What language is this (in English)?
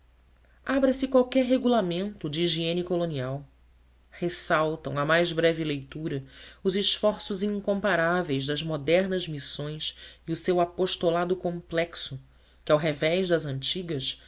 Portuguese